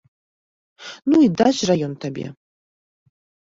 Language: Belarusian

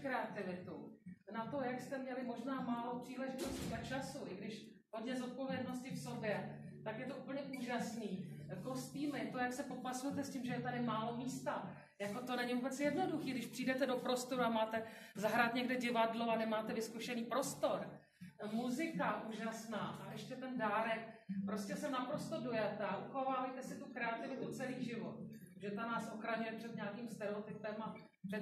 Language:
Czech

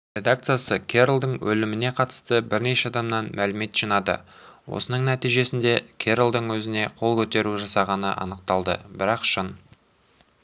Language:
Kazakh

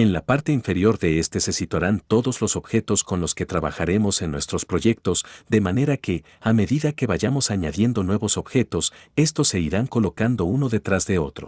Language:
Spanish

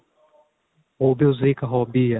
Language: Punjabi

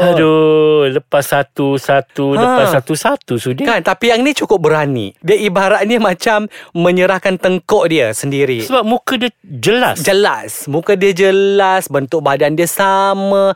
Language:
Malay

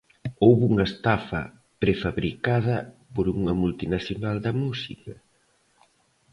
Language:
Galician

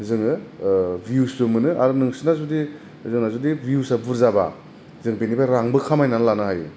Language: Bodo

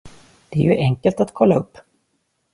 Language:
Swedish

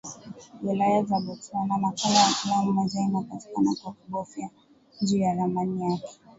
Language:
Swahili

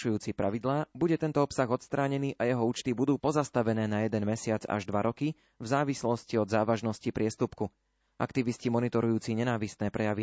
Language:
Slovak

